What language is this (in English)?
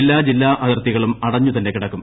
Malayalam